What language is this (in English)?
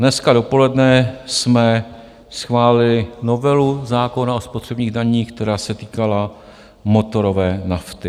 Czech